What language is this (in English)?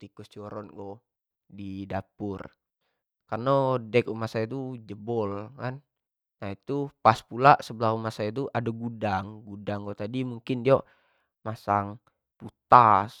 Jambi Malay